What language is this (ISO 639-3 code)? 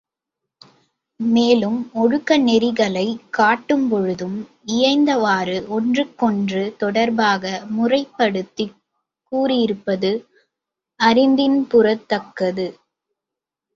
tam